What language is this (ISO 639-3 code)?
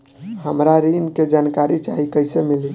bho